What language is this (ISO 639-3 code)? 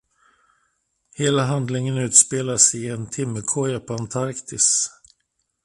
swe